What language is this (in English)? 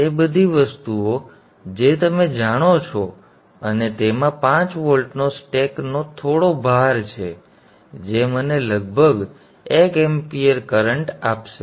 Gujarati